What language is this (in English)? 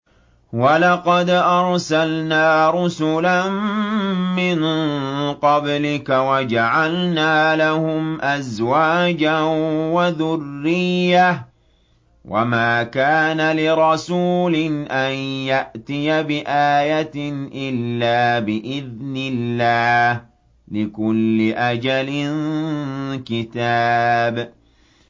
Arabic